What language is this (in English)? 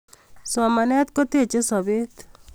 Kalenjin